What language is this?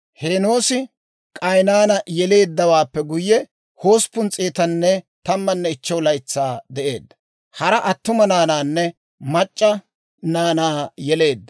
Dawro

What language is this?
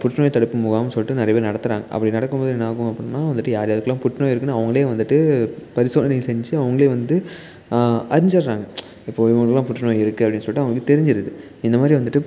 Tamil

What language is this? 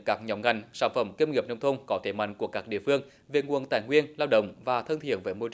Vietnamese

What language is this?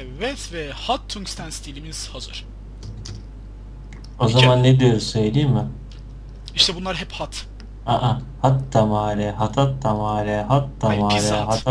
Turkish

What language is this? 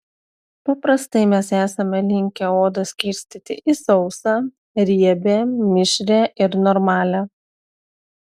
Lithuanian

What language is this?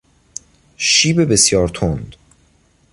Persian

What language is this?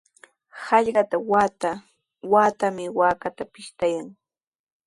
Sihuas Ancash Quechua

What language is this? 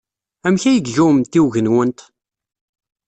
Kabyle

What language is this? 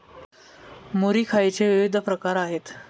Marathi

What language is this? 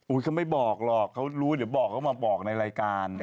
Thai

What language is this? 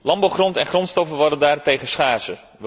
Dutch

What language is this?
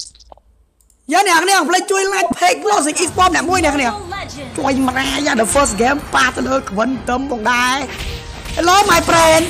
Thai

